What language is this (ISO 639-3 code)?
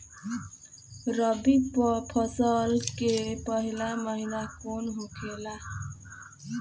bho